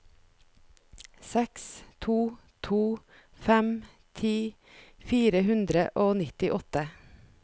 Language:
Norwegian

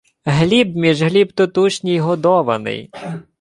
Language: Ukrainian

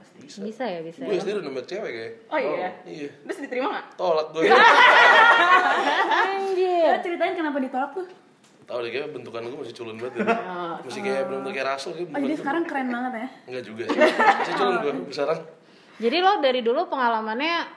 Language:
Indonesian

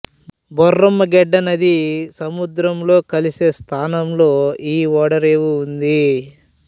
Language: Telugu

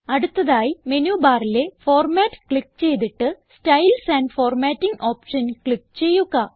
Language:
Malayalam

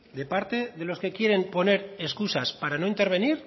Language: Spanish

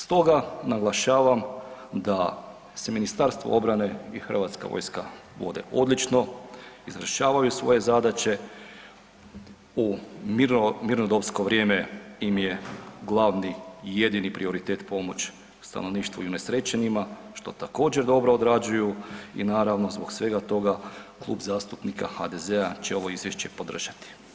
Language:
Croatian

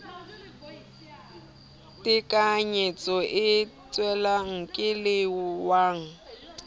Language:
Southern Sotho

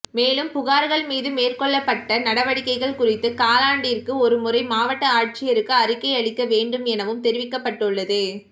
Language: Tamil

